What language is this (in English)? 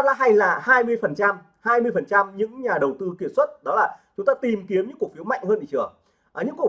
Vietnamese